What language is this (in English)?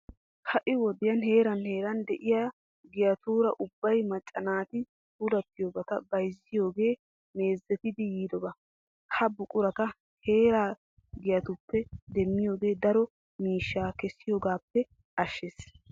Wolaytta